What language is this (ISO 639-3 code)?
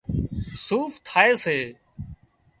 kxp